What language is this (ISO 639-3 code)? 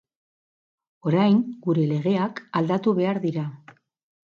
eus